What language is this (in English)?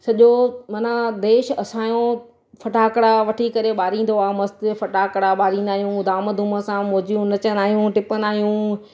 Sindhi